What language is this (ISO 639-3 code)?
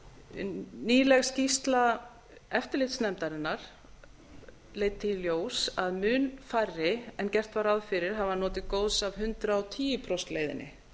isl